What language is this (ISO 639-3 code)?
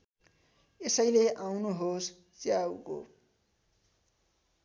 nep